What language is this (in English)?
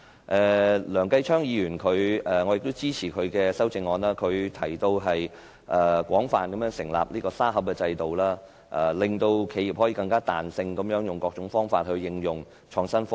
Cantonese